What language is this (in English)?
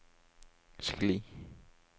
Norwegian